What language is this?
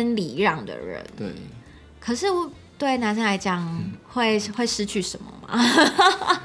Chinese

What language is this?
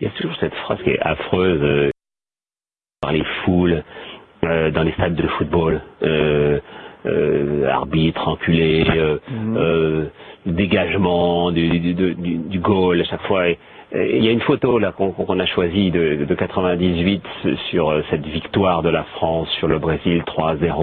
French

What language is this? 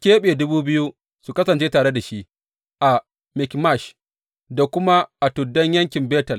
Hausa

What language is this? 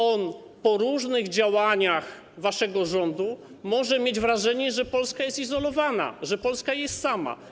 Polish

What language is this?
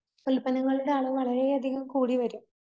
Malayalam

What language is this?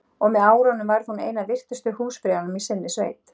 Icelandic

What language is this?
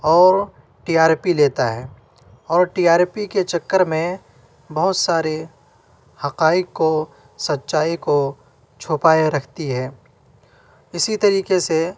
Urdu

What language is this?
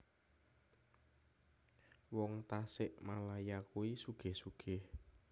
Javanese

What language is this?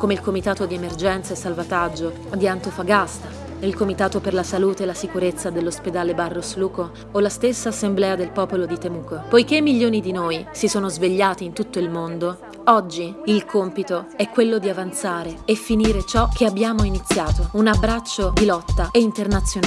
Italian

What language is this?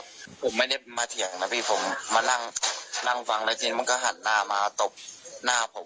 Thai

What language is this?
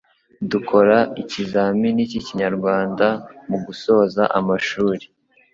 Kinyarwanda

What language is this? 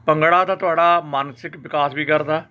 Punjabi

